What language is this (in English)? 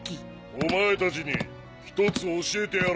Japanese